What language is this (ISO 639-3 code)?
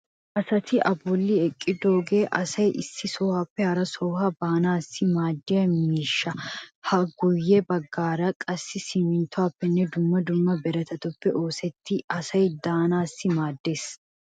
wal